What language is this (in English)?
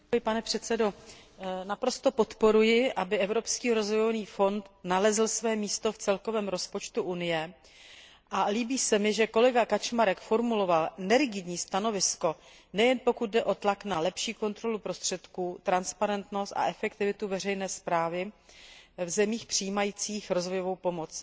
Czech